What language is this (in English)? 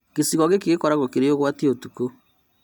Kikuyu